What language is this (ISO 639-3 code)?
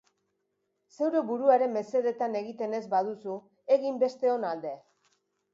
eus